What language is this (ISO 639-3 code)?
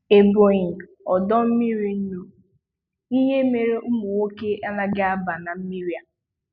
ibo